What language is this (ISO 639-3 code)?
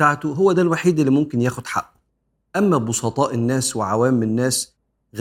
ara